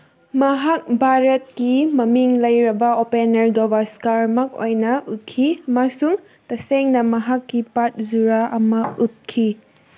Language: Manipuri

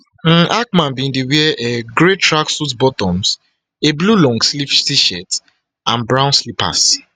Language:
Nigerian Pidgin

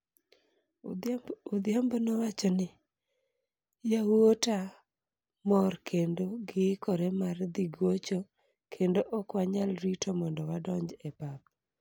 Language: Luo (Kenya and Tanzania)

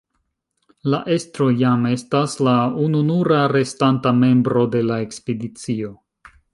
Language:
Esperanto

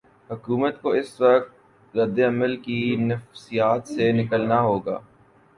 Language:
Urdu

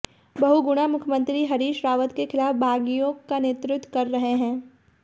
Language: Hindi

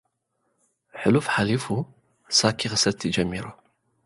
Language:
Tigrinya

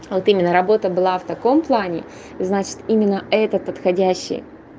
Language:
Russian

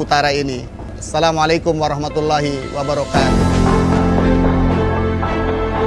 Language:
Indonesian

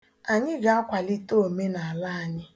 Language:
Igbo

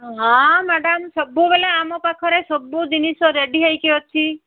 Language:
Odia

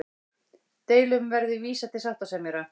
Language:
Icelandic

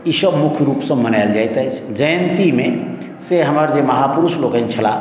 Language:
Maithili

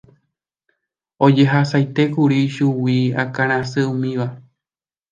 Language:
Guarani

